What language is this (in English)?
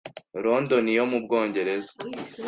Kinyarwanda